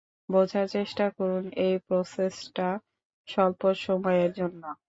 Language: Bangla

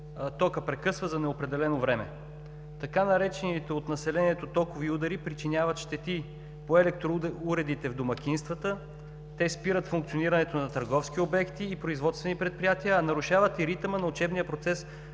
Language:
Bulgarian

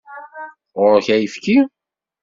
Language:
Kabyle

